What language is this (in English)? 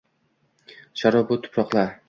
Uzbek